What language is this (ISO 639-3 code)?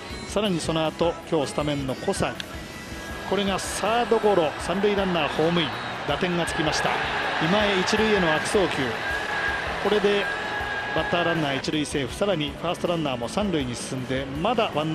jpn